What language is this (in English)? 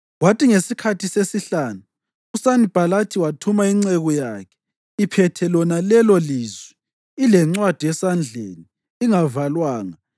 North Ndebele